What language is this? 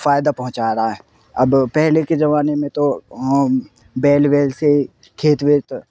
Urdu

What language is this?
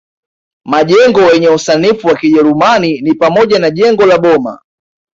Swahili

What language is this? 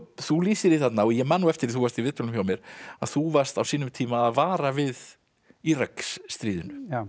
Icelandic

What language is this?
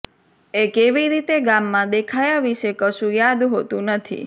Gujarati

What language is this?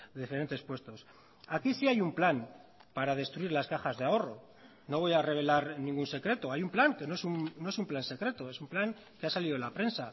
Spanish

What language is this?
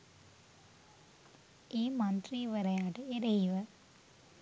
Sinhala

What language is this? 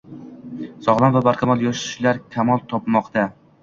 Uzbek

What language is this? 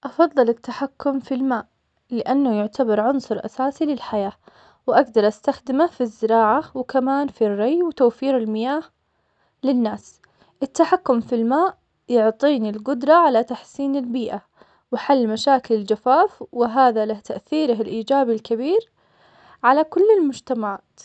Omani Arabic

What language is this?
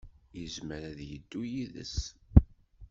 Kabyle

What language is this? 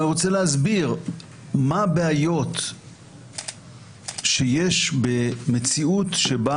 Hebrew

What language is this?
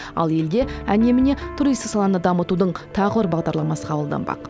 Kazakh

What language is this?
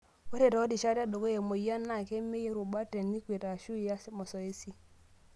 Masai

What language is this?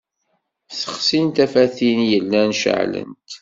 Kabyle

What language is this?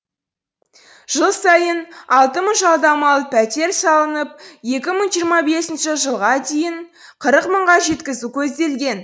Kazakh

